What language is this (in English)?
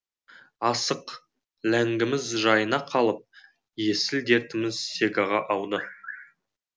Kazakh